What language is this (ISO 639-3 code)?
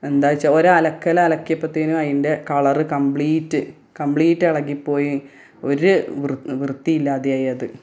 mal